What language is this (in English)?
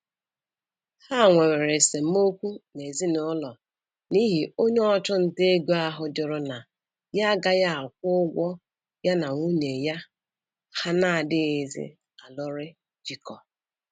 Igbo